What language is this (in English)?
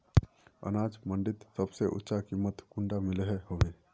Magahi